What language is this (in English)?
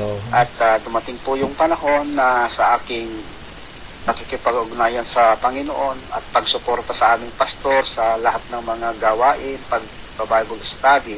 Filipino